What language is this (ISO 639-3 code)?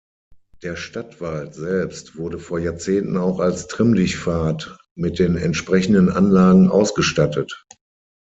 deu